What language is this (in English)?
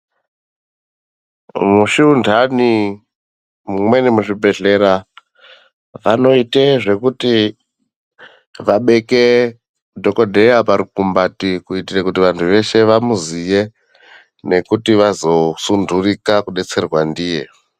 Ndau